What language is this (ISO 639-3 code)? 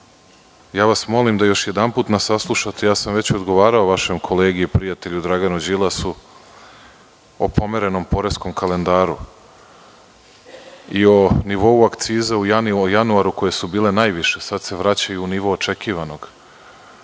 srp